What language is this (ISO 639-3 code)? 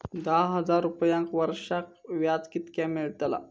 mar